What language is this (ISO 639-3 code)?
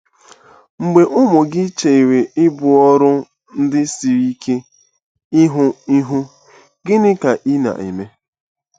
ibo